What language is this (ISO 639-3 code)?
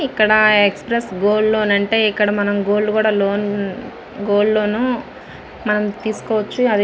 tel